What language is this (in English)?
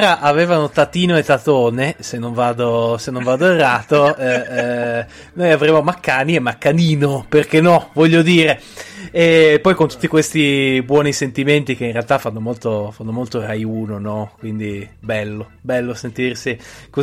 Italian